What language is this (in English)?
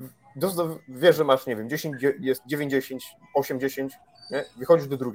Polish